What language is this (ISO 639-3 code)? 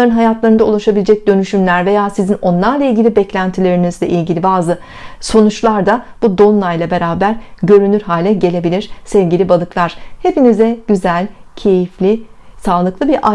tur